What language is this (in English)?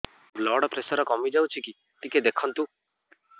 Odia